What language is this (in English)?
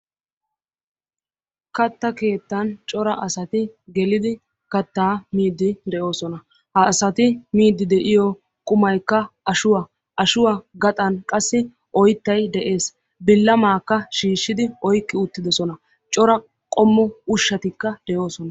Wolaytta